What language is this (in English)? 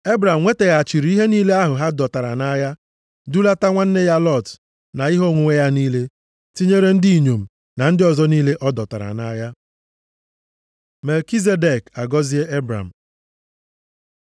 Igbo